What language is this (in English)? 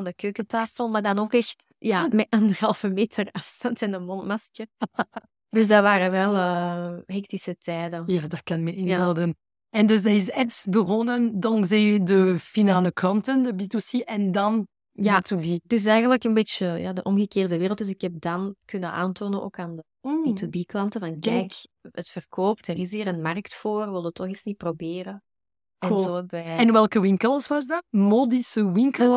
Dutch